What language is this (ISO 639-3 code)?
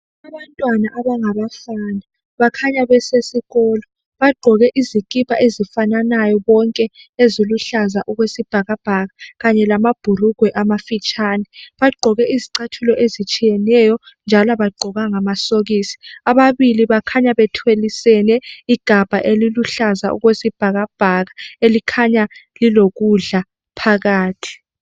nde